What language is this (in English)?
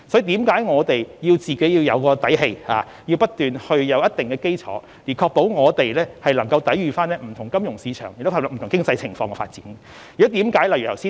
Cantonese